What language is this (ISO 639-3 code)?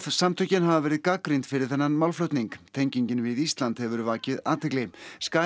isl